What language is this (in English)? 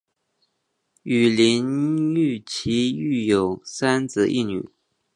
Chinese